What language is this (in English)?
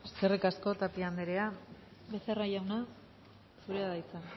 Basque